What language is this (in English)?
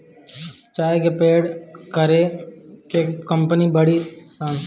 Bhojpuri